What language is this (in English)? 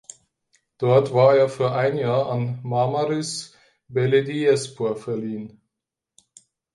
German